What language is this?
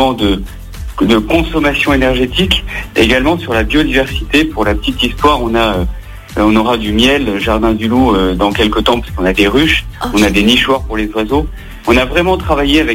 French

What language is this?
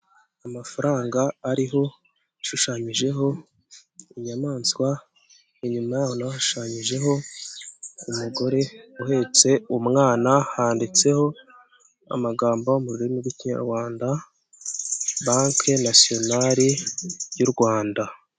Kinyarwanda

